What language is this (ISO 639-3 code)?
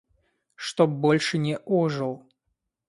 rus